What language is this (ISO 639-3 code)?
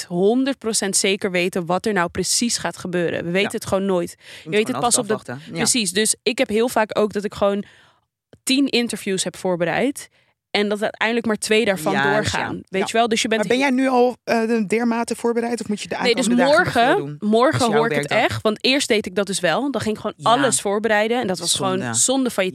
nld